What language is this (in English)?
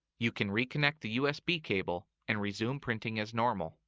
English